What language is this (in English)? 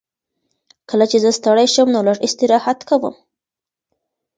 Pashto